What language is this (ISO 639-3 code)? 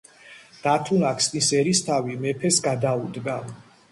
kat